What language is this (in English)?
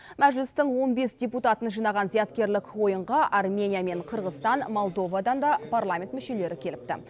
Kazakh